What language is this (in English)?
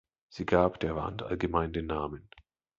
German